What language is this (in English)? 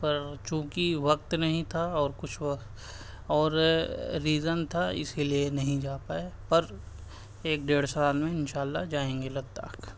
Urdu